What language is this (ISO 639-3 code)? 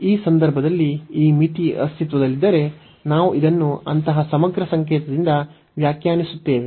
kan